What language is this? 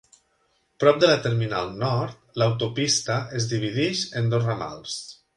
Catalan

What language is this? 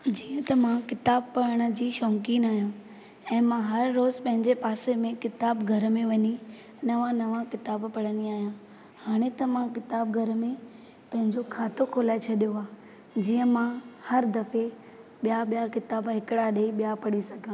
Sindhi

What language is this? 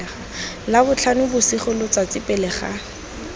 Tswana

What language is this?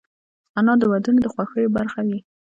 Pashto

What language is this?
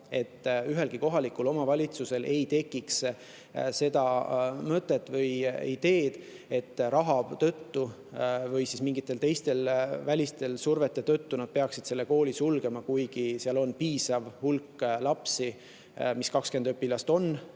Estonian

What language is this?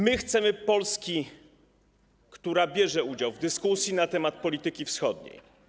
Polish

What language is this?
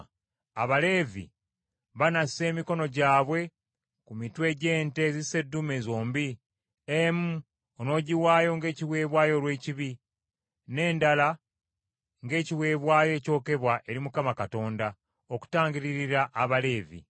Ganda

